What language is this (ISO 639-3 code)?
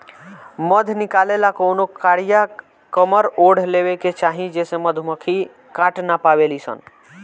bho